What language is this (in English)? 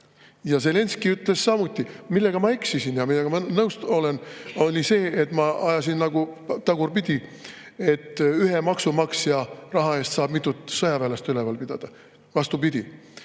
Estonian